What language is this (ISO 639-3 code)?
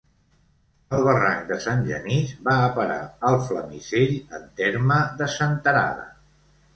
cat